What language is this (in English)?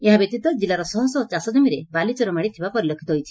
Odia